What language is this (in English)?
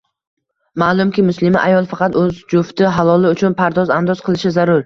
Uzbek